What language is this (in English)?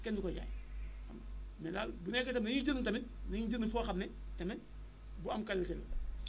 Wolof